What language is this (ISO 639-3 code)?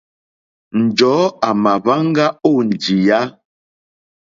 bri